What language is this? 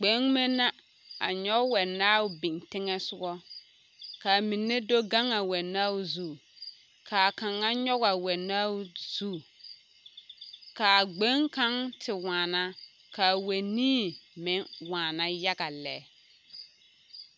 Southern Dagaare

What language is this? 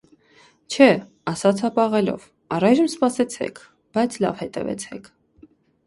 Armenian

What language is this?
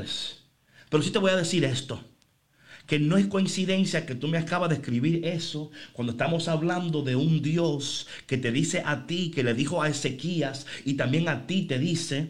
Spanish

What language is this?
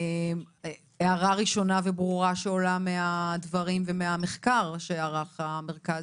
Hebrew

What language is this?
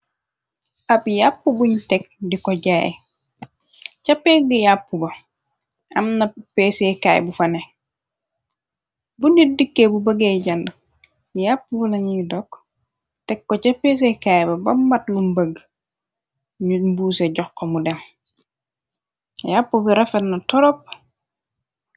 Wolof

